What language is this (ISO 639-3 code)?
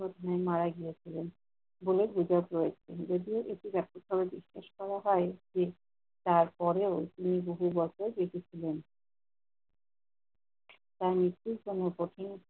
ben